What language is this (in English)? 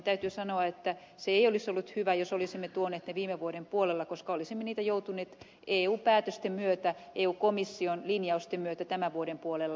Finnish